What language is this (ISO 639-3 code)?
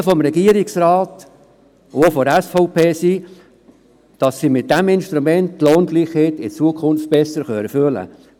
gsw